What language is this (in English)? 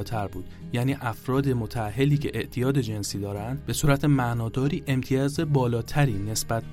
Persian